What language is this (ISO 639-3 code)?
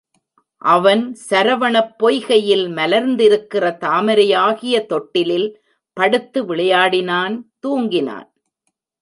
tam